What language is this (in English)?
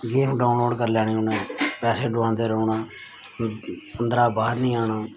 Dogri